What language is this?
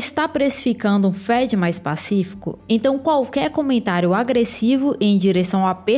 Portuguese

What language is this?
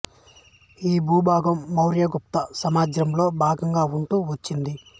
Telugu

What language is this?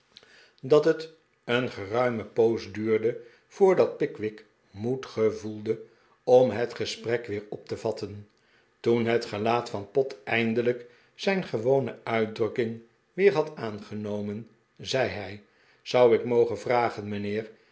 Dutch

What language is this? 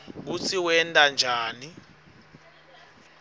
Swati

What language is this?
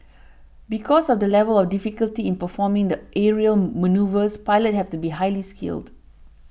English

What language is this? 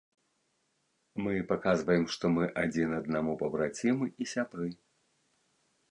Belarusian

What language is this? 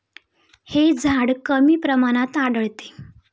Marathi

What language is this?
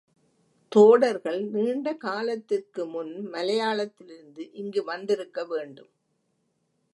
Tamil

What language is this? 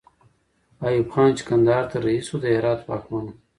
Pashto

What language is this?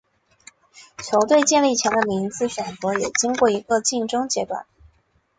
Chinese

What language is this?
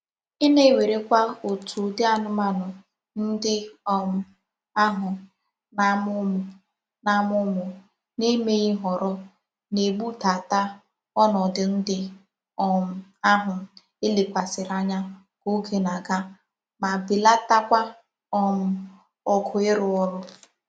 Igbo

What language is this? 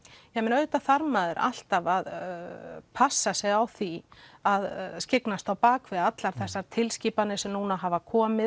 Icelandic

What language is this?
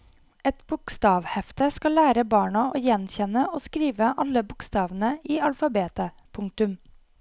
Norwegian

